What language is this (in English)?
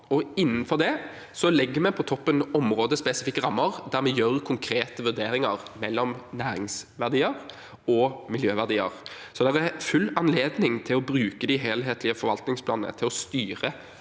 Norwegian